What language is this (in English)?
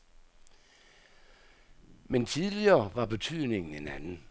Danish